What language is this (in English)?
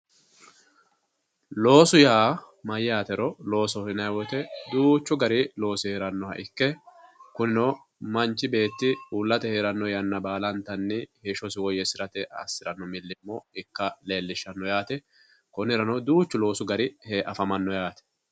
Sidamo